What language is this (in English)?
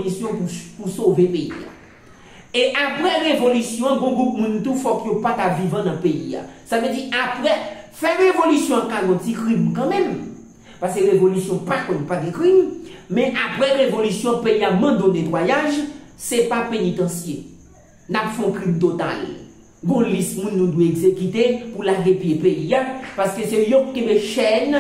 French